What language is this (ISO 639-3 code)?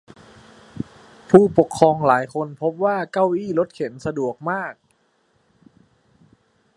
tha